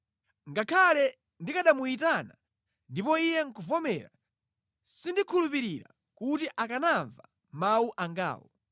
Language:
Nyanja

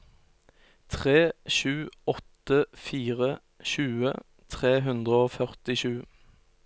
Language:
Norwegian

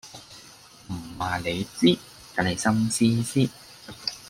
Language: Cantonese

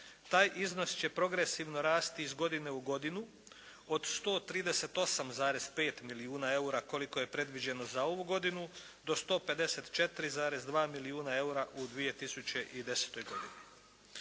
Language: Croatian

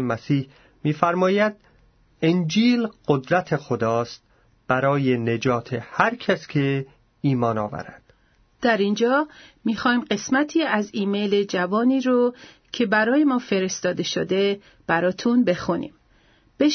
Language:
Persian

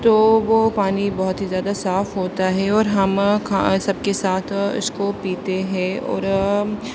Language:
Urdu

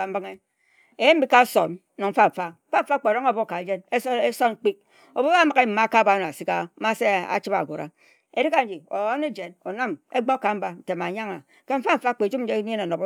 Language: Ejagham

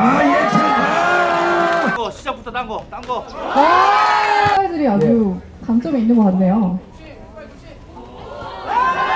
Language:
Korean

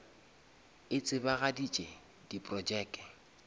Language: Northern Sotho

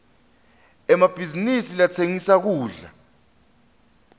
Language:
Swati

